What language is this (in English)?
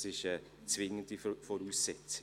Swiss German